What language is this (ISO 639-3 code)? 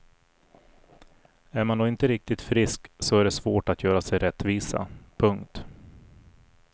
swe